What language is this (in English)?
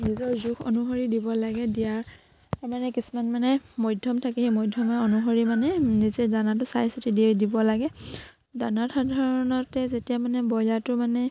Assamese